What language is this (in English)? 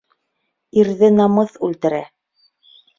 Bashkir